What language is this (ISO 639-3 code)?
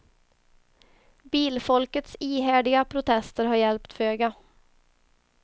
swe